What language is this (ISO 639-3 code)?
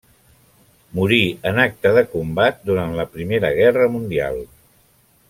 cat